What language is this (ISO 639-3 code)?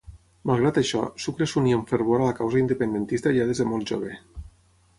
cat